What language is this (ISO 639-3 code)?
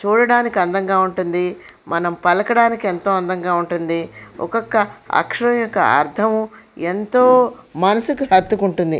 tel